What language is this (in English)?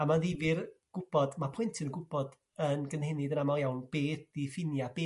Welsh